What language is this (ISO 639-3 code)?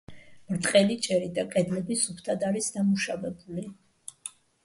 kat